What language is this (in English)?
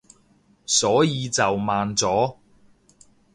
Cantonese